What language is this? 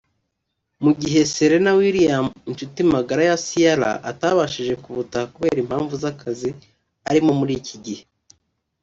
Kinyarwanda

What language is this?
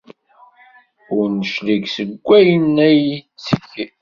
Kabyle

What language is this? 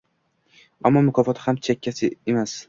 Uzbek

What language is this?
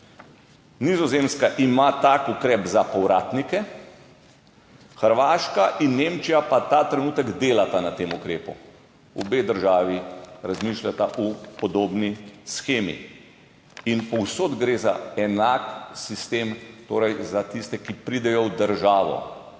Slovenian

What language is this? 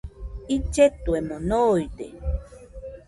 Nüpode Huitoto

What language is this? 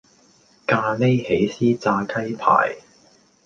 Cantonese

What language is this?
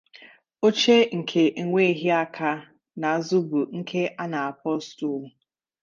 Igbo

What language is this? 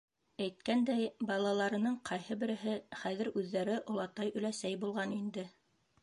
Bashkir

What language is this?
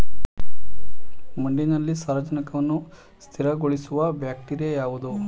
Kannada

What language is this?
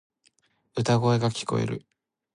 Japanese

